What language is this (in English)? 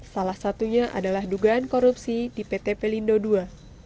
Indonesian